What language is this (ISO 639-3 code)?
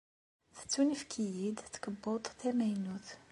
kab